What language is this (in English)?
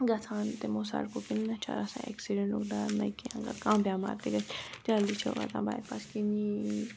Kashmiri